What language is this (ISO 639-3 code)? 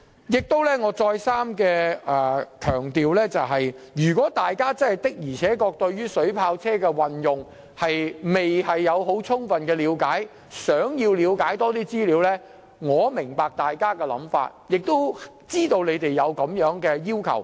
yue